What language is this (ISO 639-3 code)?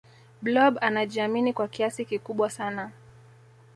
swa